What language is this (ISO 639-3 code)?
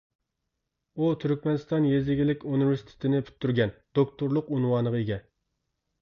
uig